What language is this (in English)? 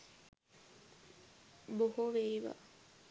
Sinhala